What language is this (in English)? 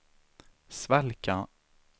Swedish